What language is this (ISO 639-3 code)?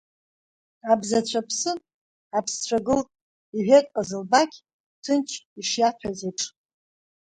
abk